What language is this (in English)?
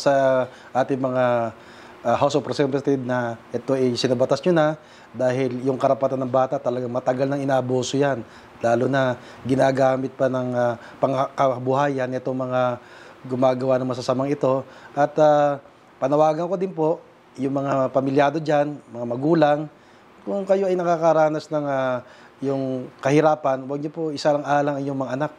Filipino